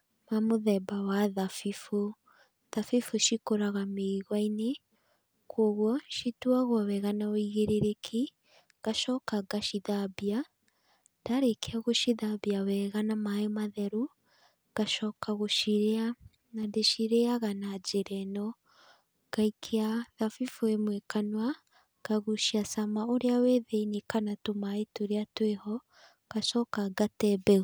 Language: Kikuyu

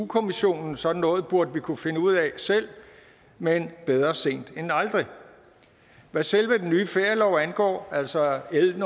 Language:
Danish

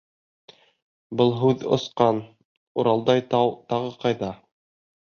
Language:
Bashkir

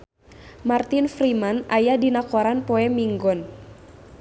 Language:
Sundanese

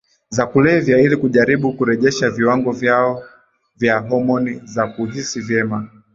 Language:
Swahili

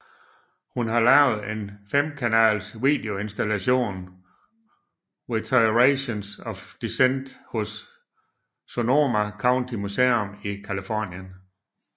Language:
Danish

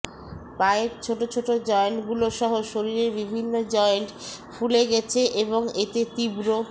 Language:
Bangla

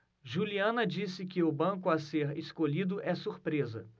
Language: Portuguese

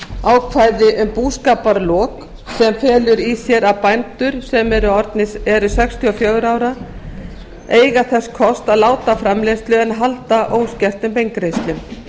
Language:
Icelandic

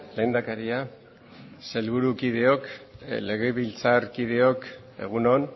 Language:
Basque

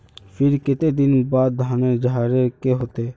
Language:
Magahi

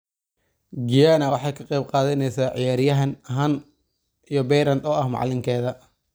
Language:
Somali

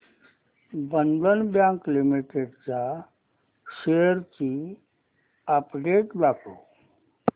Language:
Marathi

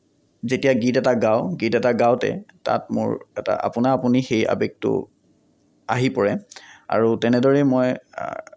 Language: Assamese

